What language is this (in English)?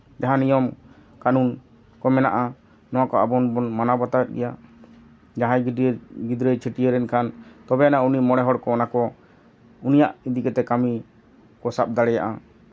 Santali